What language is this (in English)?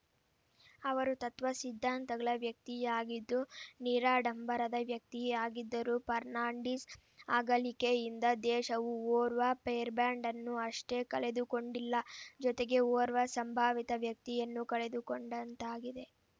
Kannada